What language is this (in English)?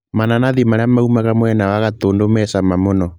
Kikuyu